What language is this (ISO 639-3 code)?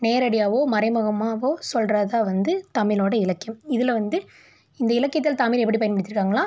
tam